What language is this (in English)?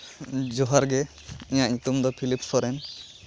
Santali